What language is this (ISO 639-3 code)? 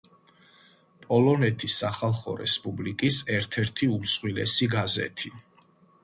kat